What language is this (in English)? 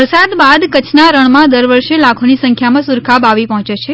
Gujarati